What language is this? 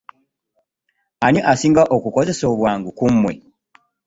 Ganda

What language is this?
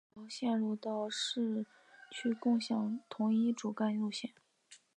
Chinese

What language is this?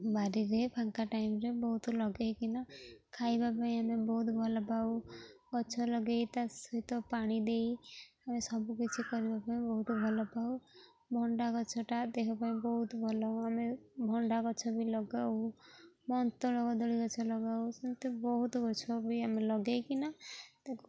Odia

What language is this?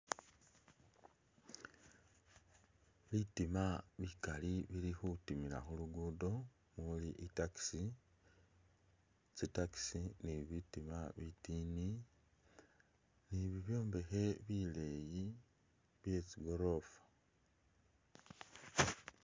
Masaaba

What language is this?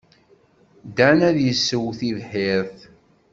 Kabyle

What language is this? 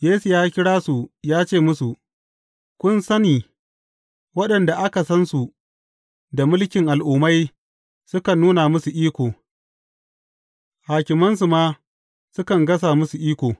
Hausa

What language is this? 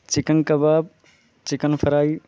Urdu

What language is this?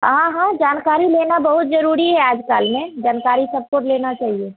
Hindi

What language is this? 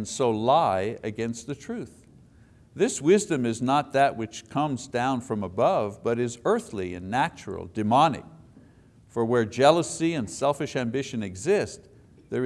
English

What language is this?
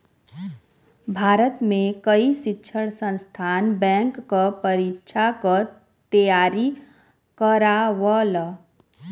Bhojpuri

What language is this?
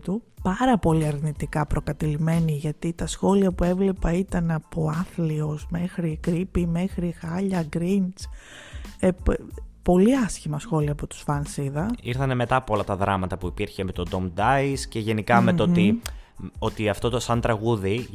Greek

